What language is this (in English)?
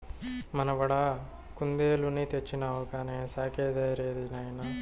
Telugu